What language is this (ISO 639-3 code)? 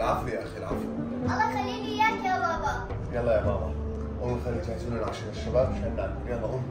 ara